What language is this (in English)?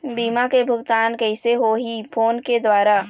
Chhattisgarhi